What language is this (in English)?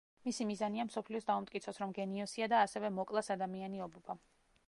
Georgian